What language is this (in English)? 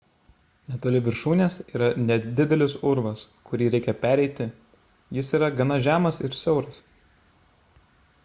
Lithuanian